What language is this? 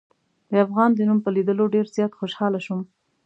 Pashto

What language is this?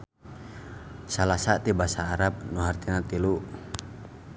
Sundanese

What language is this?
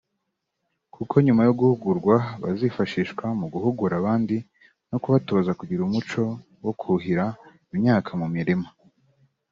Kinyarwanda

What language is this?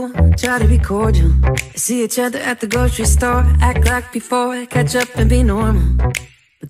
English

